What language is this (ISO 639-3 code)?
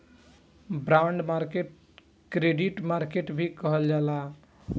bho